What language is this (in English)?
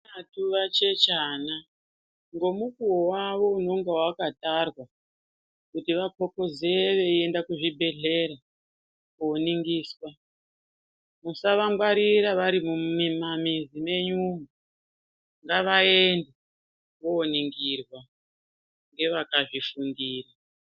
Ndau